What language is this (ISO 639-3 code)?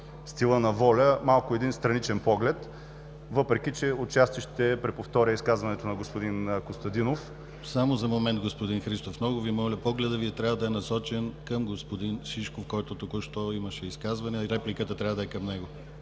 bul